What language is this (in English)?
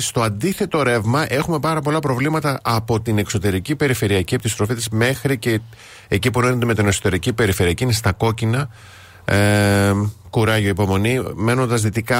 Greek